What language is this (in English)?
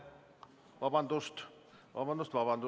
Estonian